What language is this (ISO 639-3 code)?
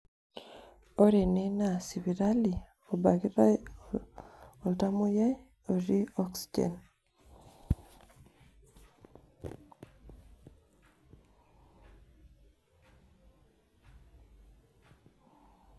mas